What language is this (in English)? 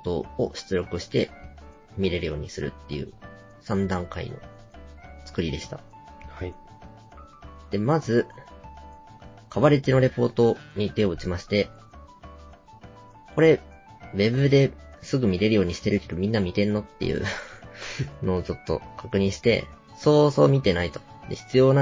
Japanese